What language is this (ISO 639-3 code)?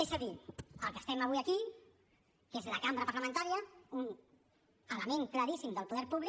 cat